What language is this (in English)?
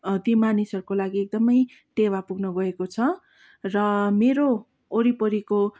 Nepali